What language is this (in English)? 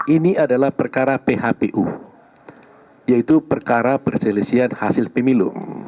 Indonesian